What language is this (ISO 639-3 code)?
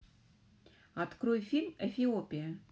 rus